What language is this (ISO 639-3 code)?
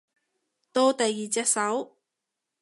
yue